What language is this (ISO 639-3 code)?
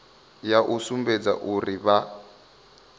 ven